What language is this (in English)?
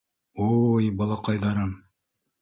Bashkir